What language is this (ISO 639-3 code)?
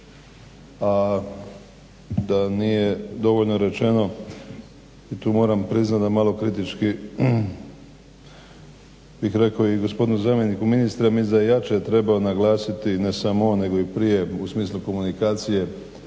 hrv